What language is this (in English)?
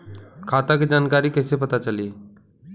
Bhojpuri